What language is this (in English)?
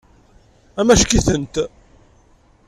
Kabyle